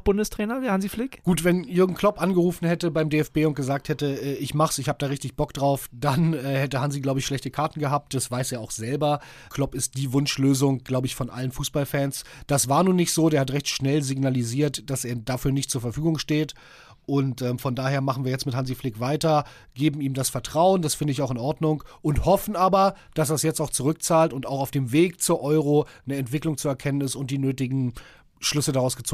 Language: German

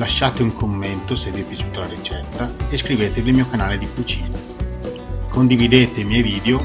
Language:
Italian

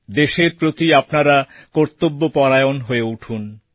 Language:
Bangla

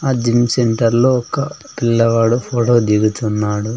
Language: Telugu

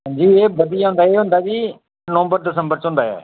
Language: Dogri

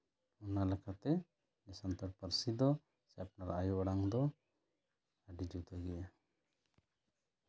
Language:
Santali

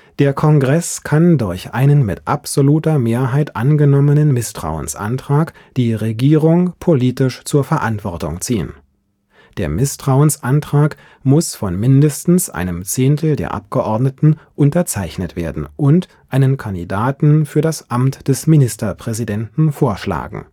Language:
German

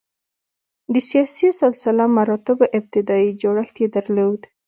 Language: Pashto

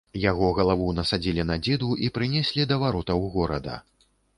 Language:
Belarusian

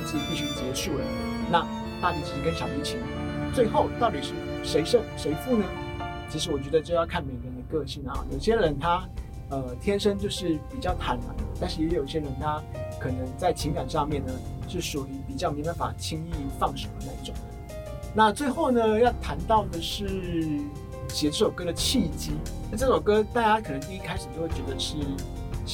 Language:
Chinese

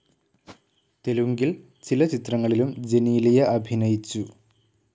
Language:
Malayalam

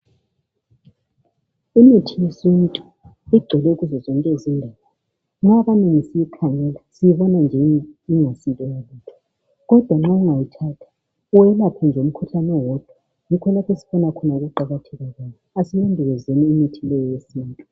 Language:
North Ndebele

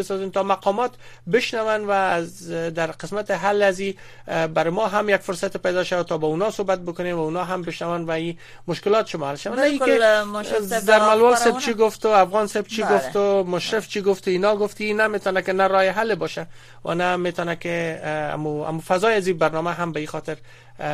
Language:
Persian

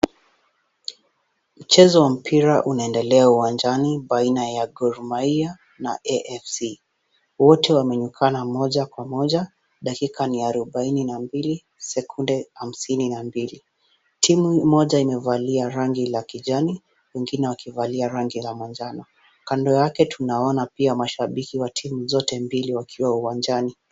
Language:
Swahili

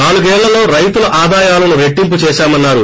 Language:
Telugu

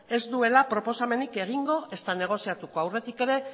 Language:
Basque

